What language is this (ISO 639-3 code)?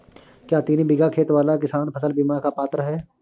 hin